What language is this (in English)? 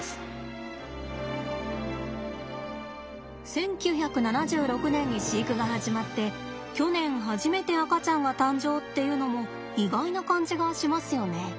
Japanese